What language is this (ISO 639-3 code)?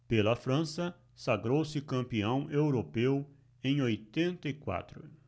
por